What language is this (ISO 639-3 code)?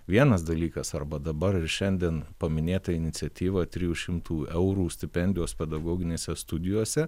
lit